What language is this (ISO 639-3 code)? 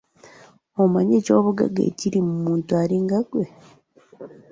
lug